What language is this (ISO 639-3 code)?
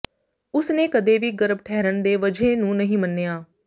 pan